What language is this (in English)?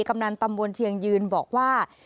Thai